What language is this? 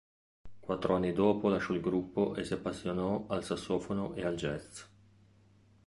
Italian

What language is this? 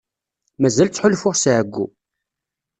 Kabyle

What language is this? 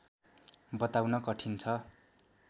Nepali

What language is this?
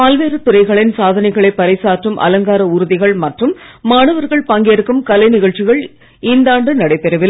Tamil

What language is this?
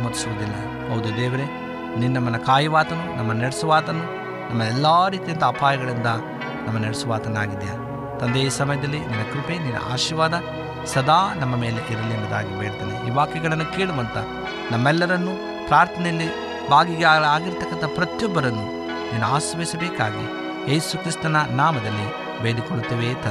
Kannada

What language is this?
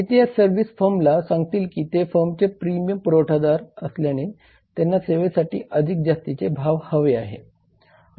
Marathi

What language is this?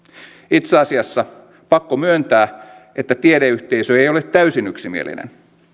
Finnish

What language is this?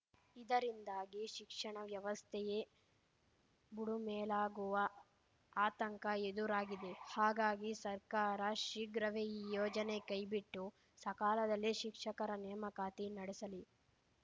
Kannada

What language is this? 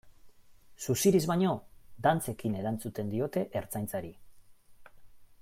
Basque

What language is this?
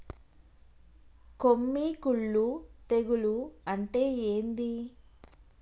Telugu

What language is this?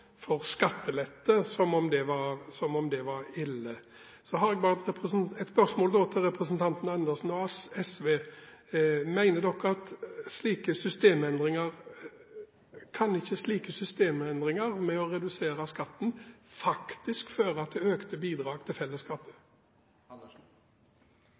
Norwegian Bokmål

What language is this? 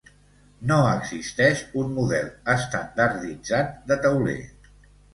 Catalan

